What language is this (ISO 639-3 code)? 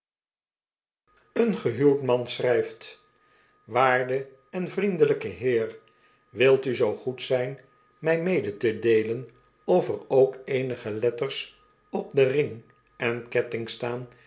nld